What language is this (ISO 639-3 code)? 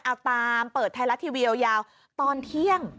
tha